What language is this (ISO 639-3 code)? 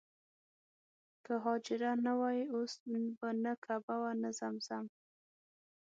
pus